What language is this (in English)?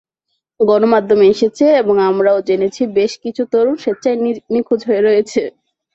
Bangla